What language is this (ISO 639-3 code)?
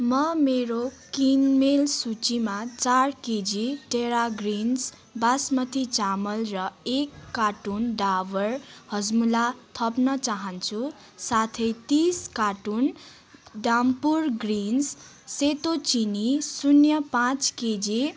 nep